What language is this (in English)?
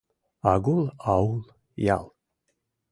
Mari